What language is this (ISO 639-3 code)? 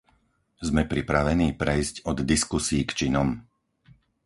slk